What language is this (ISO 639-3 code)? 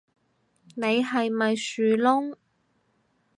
yue